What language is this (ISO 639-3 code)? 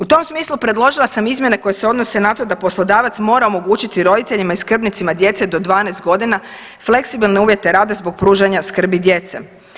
hrv